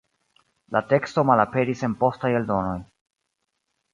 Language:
Esperanto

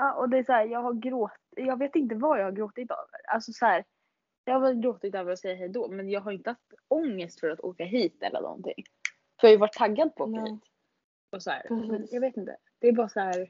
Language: Swedish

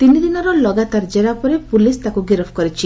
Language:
Odia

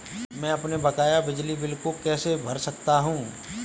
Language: Hindi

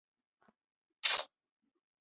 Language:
Chinese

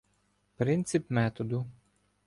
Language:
Ukrainian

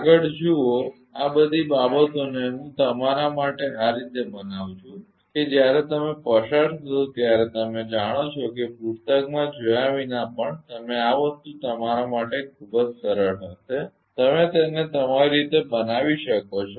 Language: Gujarati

